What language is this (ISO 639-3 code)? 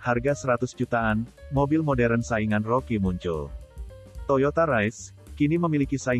ind